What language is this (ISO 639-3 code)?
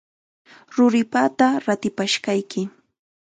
qxa